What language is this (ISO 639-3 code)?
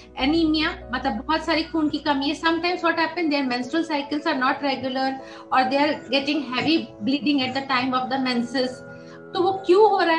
hin